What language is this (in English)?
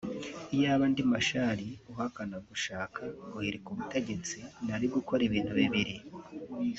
Kinyarwanda